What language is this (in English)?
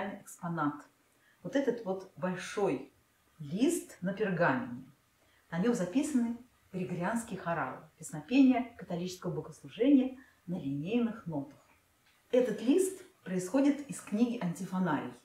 Russian